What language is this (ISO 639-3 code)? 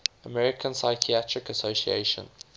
eng